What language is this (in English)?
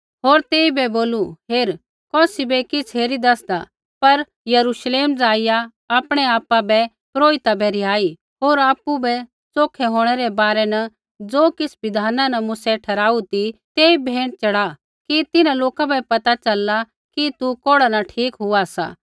Kullu Pahari